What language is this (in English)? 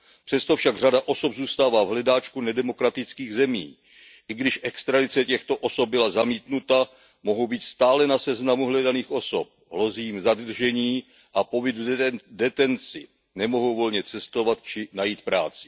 Czech